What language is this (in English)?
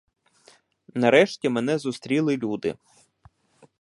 Ukrainian